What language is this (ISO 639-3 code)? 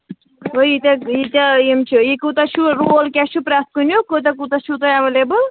kas